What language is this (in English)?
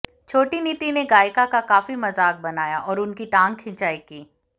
Hindi